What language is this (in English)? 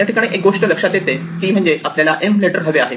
Marathi